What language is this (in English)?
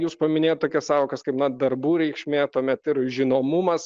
Lithuanian